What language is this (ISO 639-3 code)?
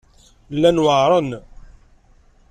kab